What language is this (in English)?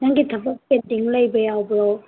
Manipuri